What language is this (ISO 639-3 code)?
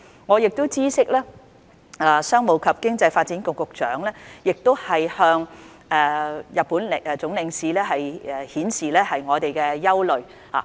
yue